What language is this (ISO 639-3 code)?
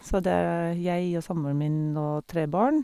nor